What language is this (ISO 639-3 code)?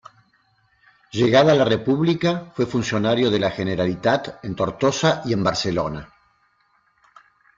spa